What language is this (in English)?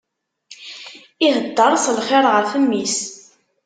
Kabyle